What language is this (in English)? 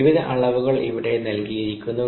Malayalam